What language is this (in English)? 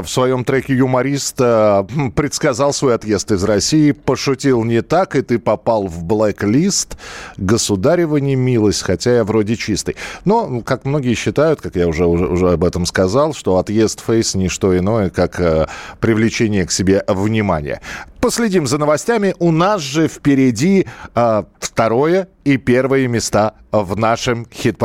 Russian